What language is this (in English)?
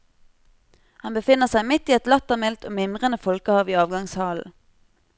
Norwegian